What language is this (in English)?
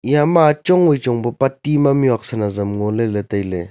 Wancho Naga